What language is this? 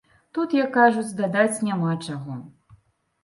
Belarusian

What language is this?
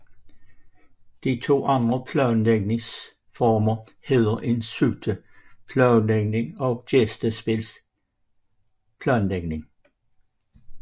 Danish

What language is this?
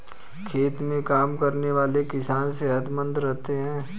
Hindi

